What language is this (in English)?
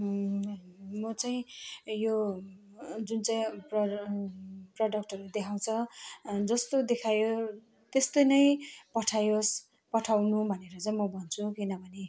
Nepali